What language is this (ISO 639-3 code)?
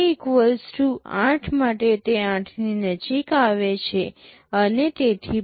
guj